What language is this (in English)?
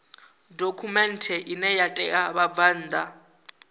Venda